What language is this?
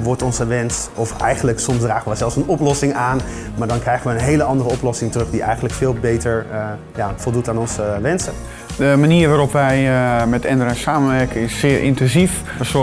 Dutch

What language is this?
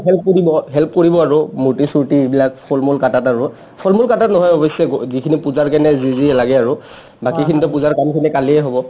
Assamese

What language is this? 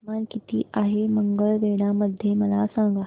Marathi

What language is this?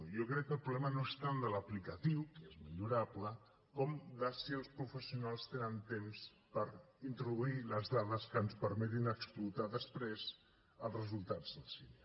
Catalan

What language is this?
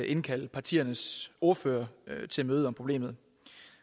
Danish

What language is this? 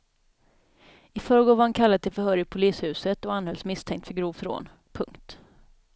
Swedish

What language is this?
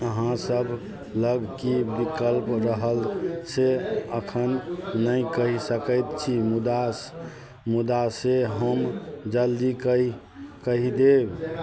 Maithili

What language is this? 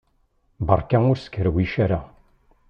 Kabyle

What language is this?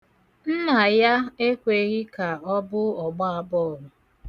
Igbo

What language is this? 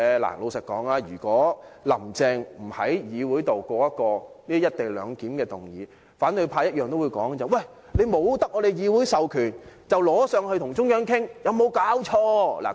Cantonese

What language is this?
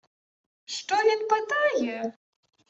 Ukrainian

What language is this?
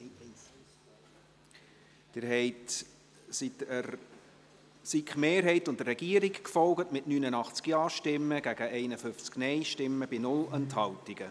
Swiss German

